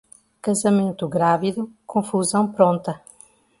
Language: Portuguese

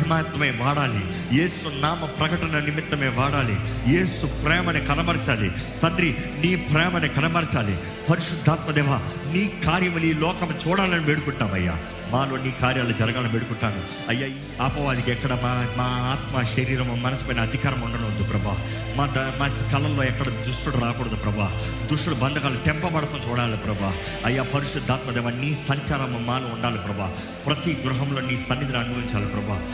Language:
Telugu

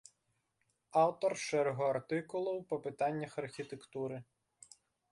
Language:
Belarusian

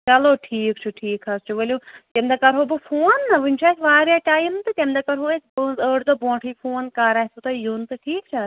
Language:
Kashmiri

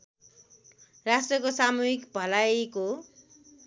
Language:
Nepali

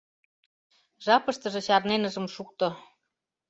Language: Mari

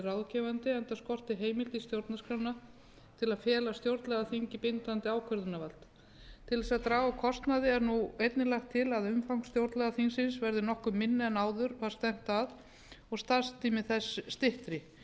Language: Icelandic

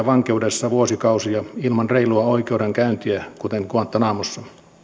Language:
Finnish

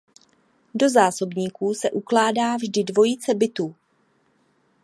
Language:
Czech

